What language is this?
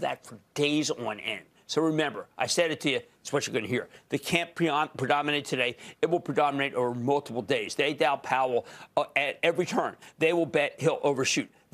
English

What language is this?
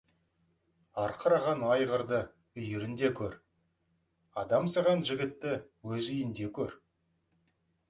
Kazakh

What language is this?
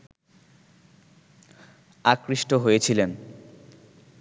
Bangla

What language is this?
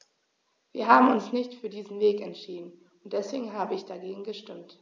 German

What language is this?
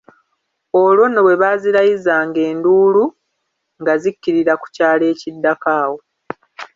Ganda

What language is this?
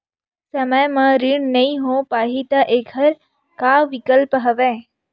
Chhattisgarhi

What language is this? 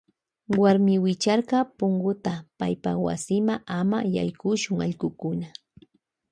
Loja Highland Quichua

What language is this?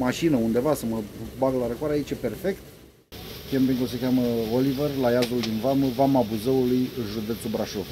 Romanian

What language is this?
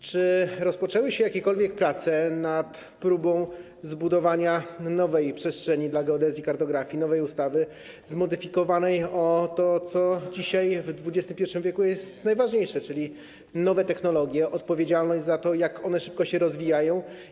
Polish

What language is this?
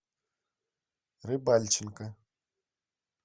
Russian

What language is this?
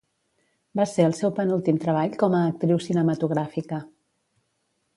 Catalan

